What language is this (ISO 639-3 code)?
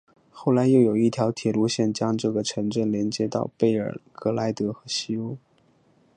zho